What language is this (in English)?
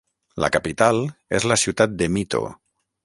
Catalan